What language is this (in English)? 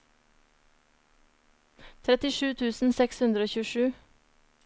Norwegian